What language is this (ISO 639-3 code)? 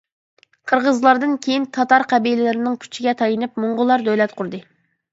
uig